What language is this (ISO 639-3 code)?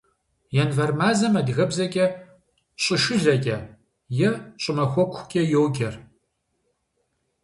kbd